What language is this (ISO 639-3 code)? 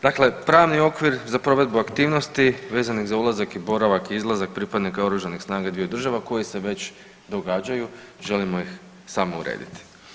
hrv